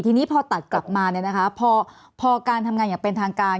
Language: Thai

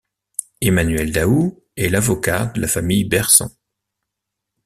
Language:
French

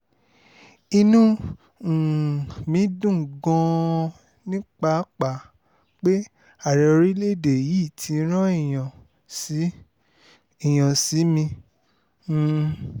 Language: Yoruba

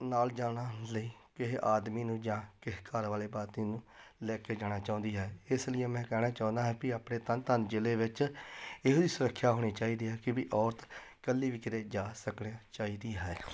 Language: Punjabi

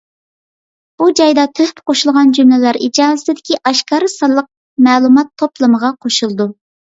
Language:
Uyghur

